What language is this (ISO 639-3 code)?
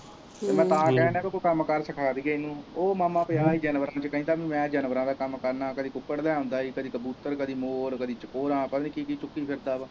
pan